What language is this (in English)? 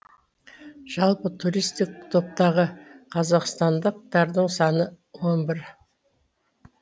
Kazakh